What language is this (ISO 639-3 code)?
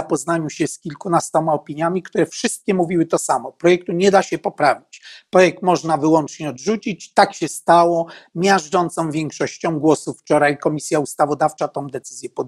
pol